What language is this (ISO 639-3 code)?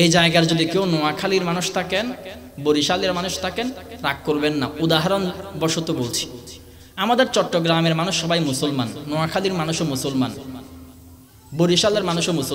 kor